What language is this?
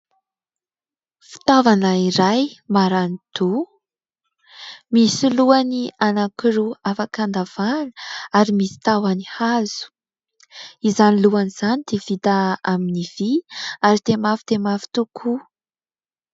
Malagasy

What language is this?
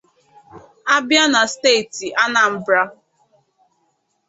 Igbo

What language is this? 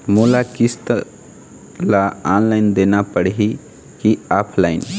Chhattisgarhi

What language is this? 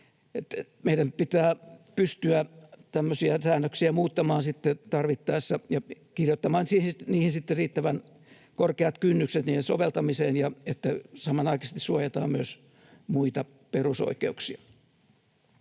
Finnish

